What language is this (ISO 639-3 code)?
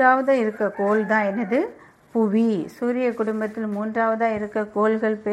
tam